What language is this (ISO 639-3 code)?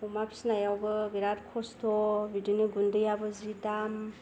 brx